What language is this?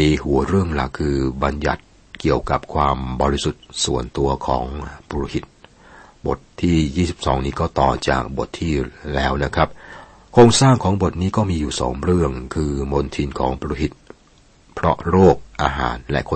Thai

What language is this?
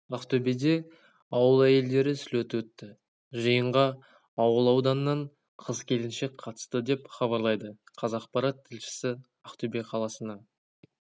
Kazakh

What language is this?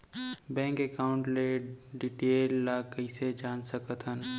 Chhattisgarhi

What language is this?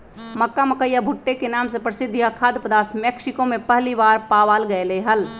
Magahi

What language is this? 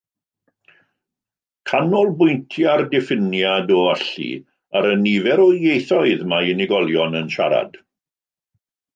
Welsh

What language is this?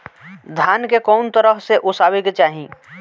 Bhojpuri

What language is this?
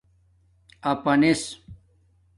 Domaaki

